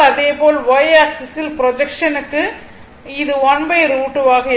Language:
Tamil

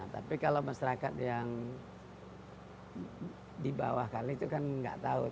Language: Indonesian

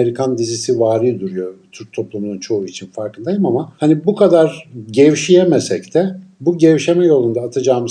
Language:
Turkish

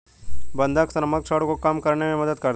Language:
Hindi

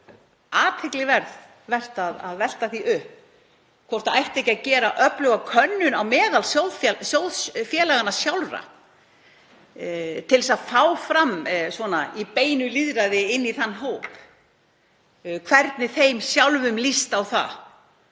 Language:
Icelandic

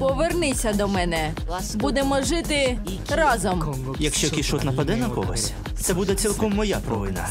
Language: Ukrainian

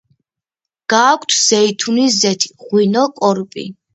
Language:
Georgian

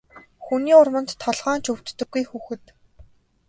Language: Mongolian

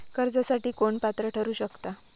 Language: Marathi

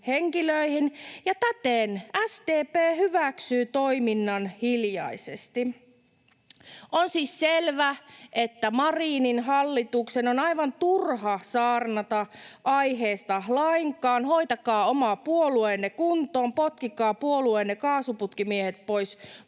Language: Finnish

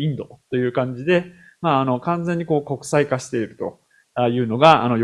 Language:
Japanese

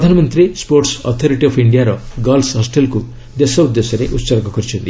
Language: Odia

